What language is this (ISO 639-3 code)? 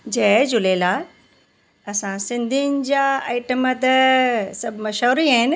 snd